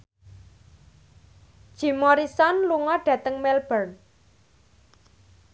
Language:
Javanese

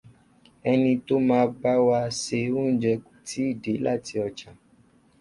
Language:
Yoruba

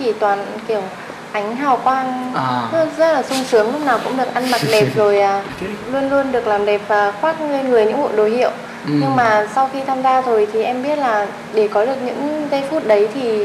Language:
Vietnamese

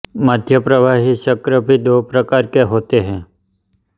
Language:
Hindi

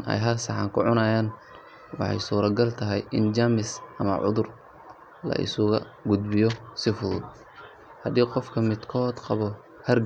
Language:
Somali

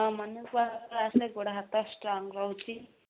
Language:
Odia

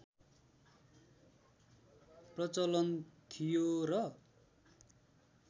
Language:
Nepali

